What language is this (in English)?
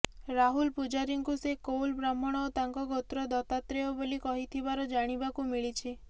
Odia